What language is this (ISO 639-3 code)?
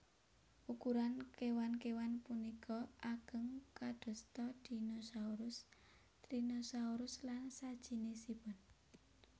jav